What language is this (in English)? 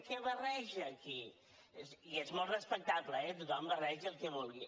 Catalan